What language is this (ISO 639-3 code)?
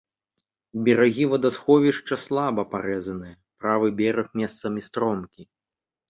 bel